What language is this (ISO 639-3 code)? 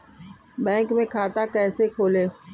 hin